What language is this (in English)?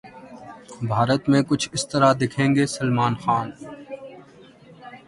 Urdu